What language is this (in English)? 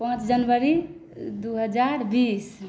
Maithili